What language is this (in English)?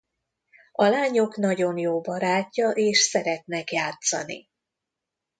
Hungarian